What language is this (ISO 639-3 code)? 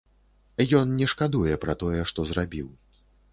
bel